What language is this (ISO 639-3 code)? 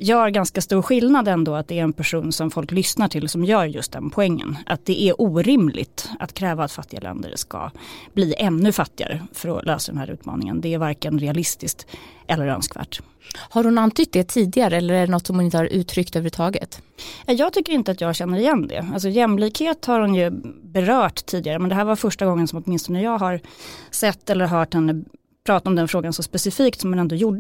swe